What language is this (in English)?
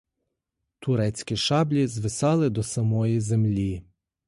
Ukrainian